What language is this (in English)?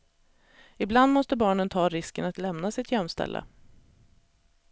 Swedish